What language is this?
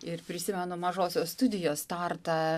Lithuanian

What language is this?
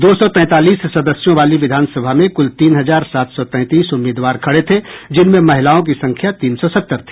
Hindi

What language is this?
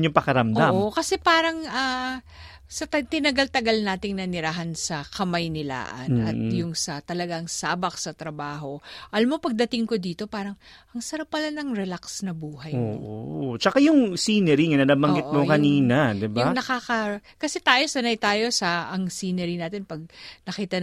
Filipino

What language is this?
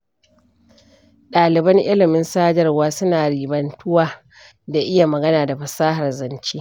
Hausa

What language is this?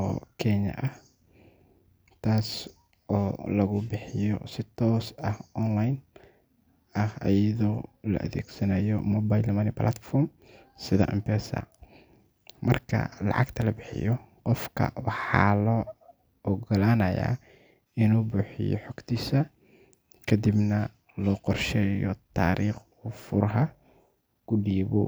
Somali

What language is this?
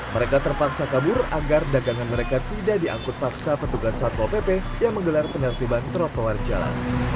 Indonesian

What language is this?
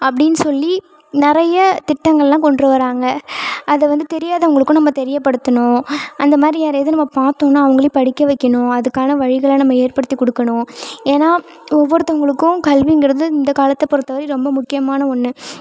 Tamil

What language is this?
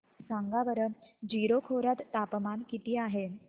Marathi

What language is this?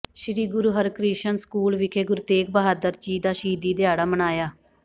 Punjabi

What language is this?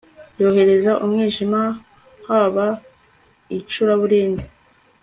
Kinyarwanda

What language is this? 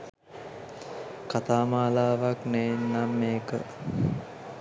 Sinhala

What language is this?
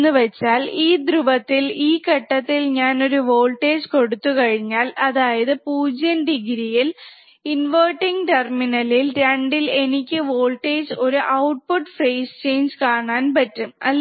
Malayalam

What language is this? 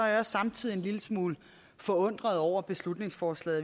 Danish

